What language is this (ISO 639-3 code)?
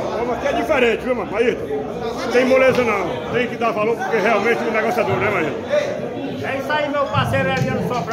por